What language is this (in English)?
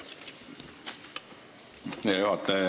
Estonian